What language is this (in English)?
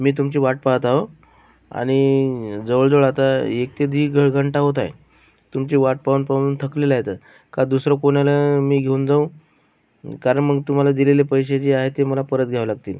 Marathi